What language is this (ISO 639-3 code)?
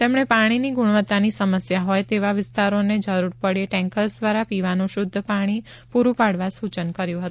guj